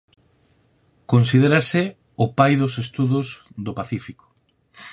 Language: Galician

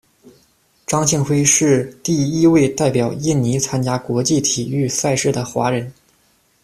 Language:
Chinese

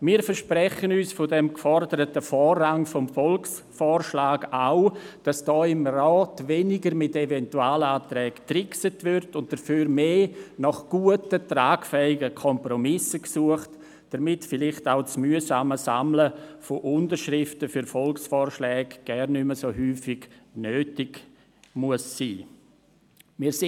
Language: Swiss German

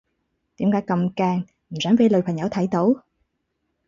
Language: Cantonese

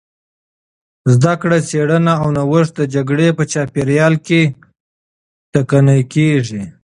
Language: Pashto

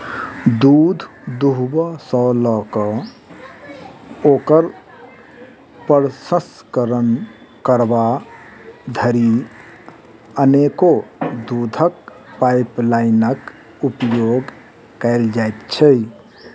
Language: Maithili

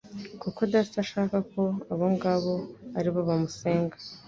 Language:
Kinyarwanda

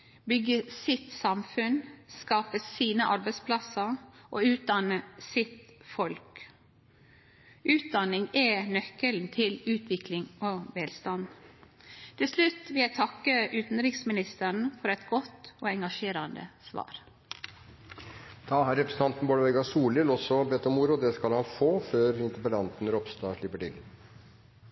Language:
Norwegian Nynorsk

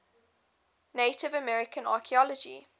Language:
English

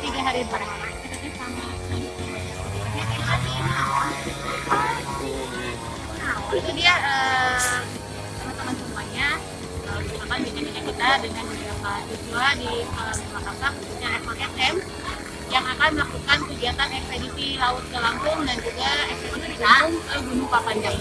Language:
Indonesian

